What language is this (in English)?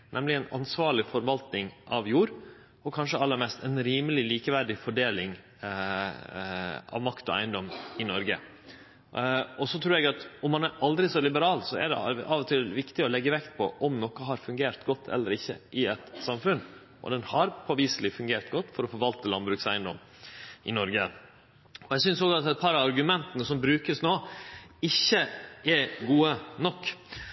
Norwegian Nynorsk